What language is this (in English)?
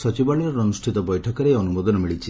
Odia